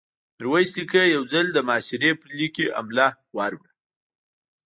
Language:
Pashto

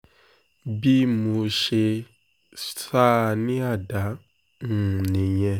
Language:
Yoruba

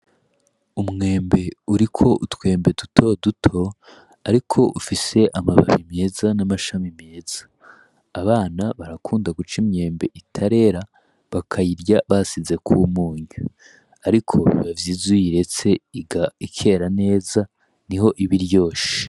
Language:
Rundi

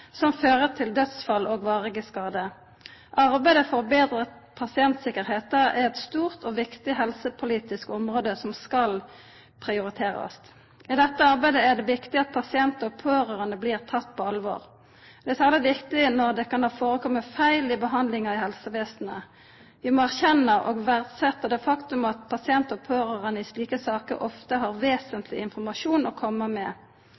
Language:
Norwegian Nynorsk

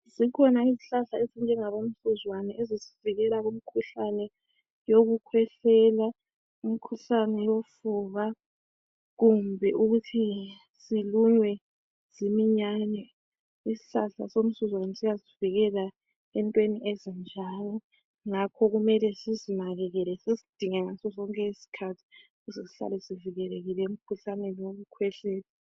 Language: North Ndebele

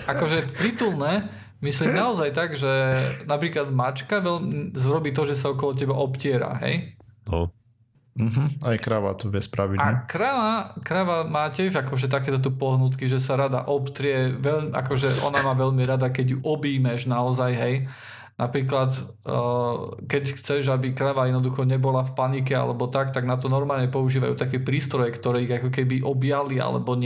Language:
Slovak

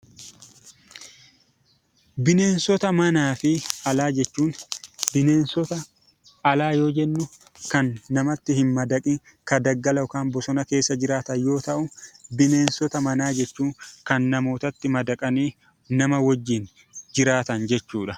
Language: Oromo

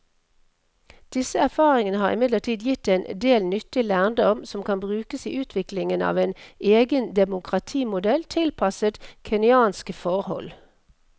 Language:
Norwegian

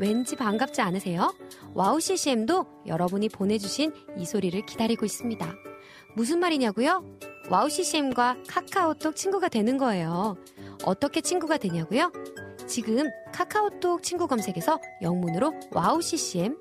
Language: Korean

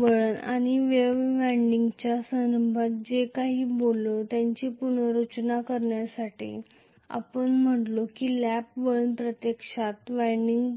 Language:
Marathi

